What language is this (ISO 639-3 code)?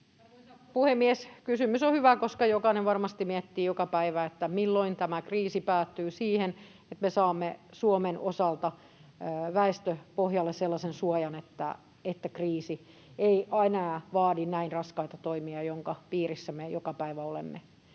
fin